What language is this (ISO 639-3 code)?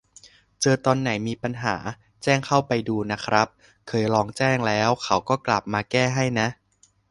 tha